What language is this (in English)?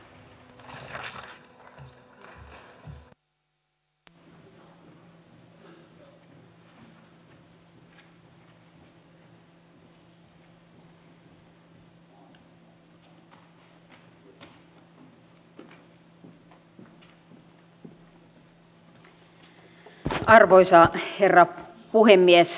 Finnish